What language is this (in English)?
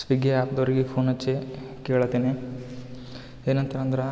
Kannada